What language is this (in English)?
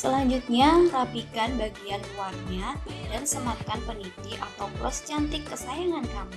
Indonesian